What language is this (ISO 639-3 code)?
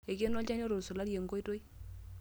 mas